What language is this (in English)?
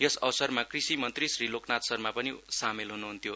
Nepali